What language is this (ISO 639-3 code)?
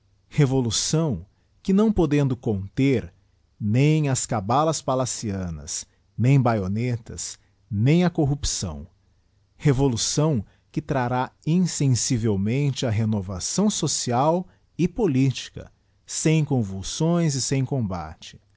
por